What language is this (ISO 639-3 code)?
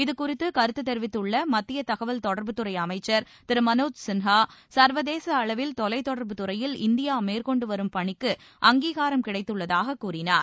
tam